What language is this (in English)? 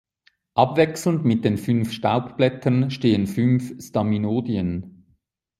German